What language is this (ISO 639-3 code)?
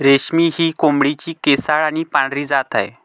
mar